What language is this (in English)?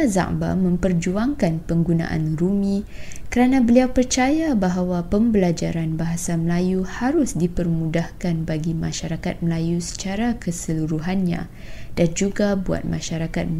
Malay